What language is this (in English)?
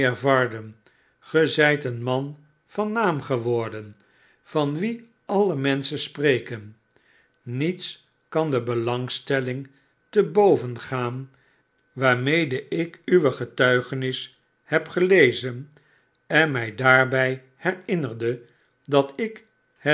Dutch